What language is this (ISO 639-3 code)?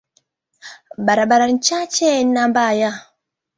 swa